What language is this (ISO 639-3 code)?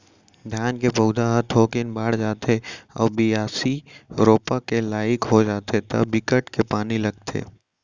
hne